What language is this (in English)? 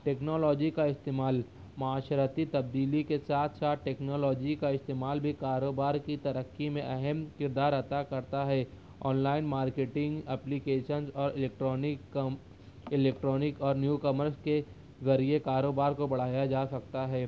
Urdu